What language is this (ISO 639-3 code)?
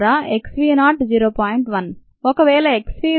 tel